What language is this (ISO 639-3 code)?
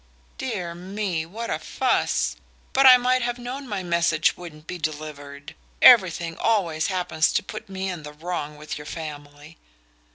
eng